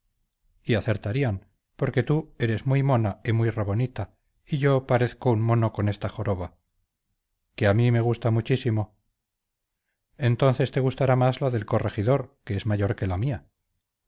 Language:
Spanish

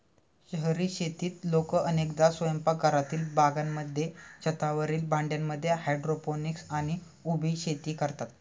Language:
Marathi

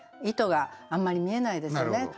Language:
Japanese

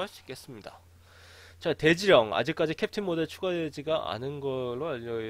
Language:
Korean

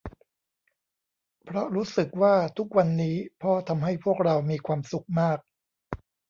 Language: Thai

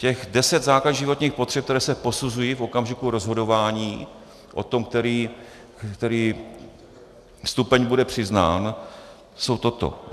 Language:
Czech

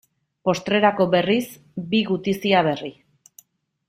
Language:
Basque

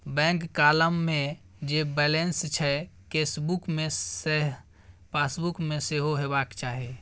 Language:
Maithili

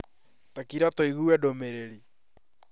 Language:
Kikuyu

